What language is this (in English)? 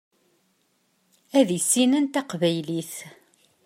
Kabyle